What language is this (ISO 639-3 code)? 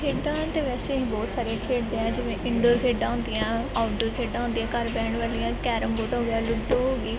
pan